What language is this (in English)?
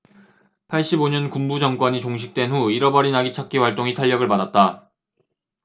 Korean